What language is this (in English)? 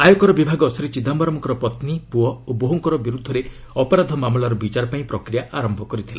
Odia